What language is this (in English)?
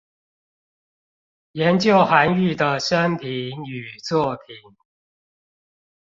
Chinese